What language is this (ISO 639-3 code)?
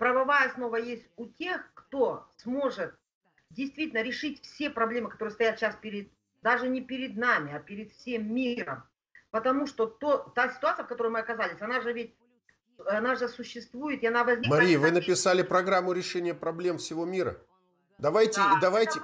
rus